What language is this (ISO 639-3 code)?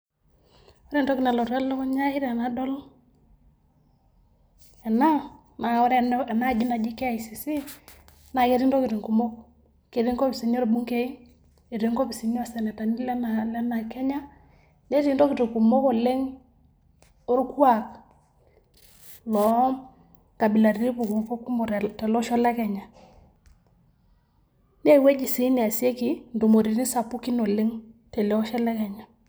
mas